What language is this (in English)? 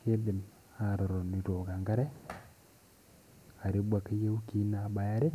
Masai